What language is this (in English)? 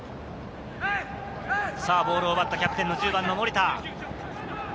Japanese